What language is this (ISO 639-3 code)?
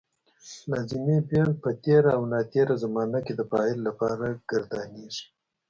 pus